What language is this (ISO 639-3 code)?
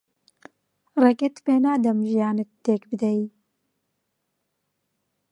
ckb